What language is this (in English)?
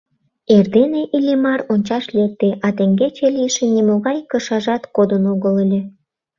Mari